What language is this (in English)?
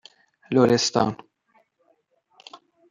Persian